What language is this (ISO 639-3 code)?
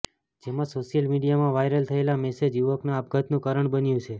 guj